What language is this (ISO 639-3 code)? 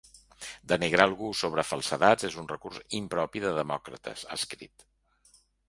cat